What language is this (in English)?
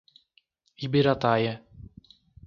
Portuguese